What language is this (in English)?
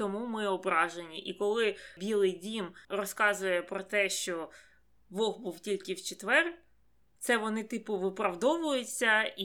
Ukrainian